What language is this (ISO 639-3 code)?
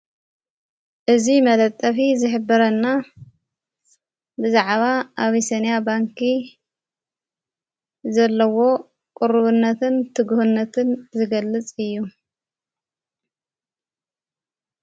tir